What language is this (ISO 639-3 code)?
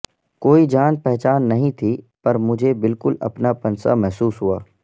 urd